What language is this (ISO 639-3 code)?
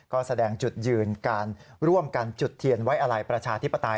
tha